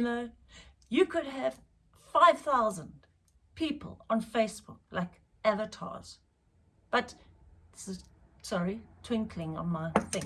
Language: English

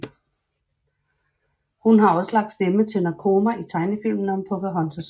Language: Danish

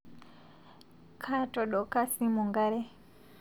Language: Masai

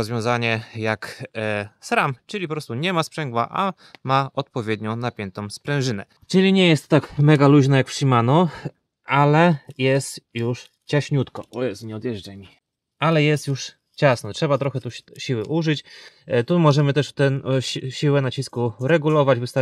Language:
Polish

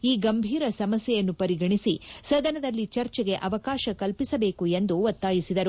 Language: Kannada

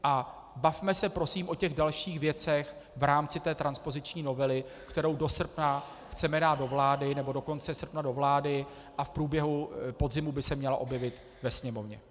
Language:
Czech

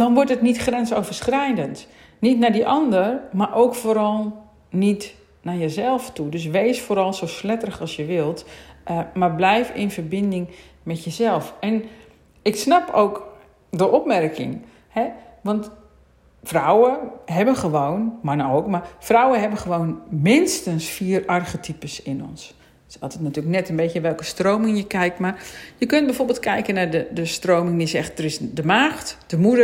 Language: Dutch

